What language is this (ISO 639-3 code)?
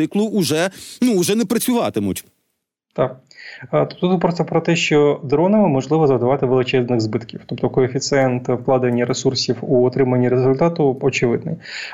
ukr